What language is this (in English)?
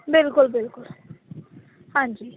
Punjabi